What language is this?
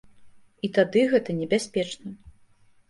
Belarusian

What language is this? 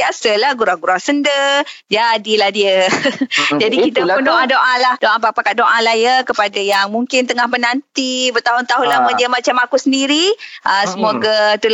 Malay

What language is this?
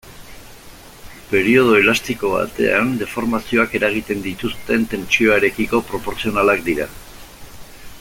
Basque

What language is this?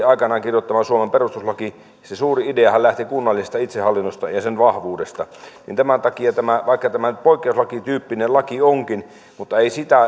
Finnish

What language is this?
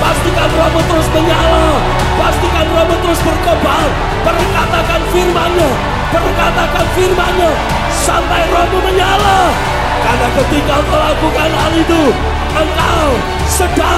Indonesian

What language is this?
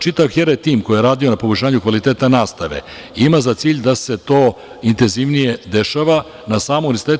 Serbian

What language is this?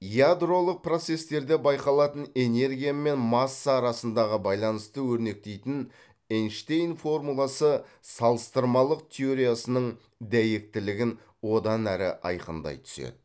Kazakh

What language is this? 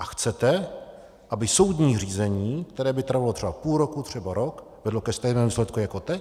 Czech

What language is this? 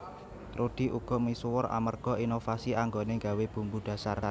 Javanese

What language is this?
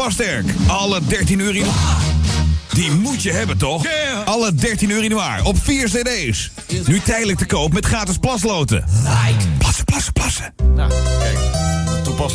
Dutch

